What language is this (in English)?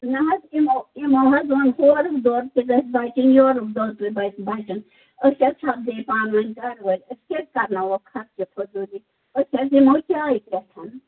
Kashmiri